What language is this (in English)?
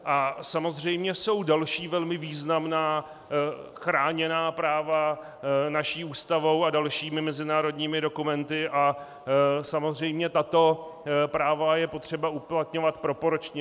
Czech